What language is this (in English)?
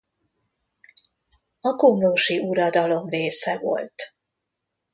Hungarian